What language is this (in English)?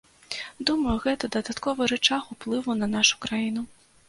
Belarusian